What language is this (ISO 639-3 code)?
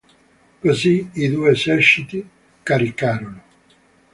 ita